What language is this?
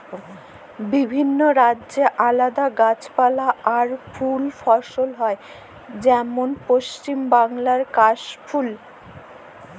Bangla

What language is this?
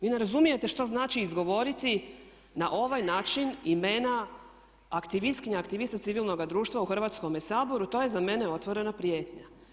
Croatian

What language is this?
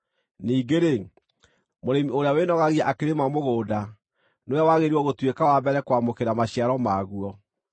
Kikuyu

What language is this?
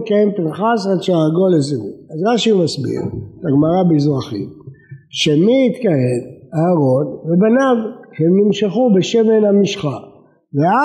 Hebrew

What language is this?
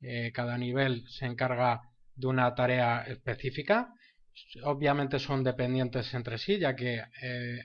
Spanish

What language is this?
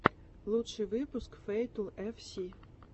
Russian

